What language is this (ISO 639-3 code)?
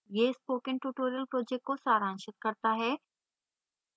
hin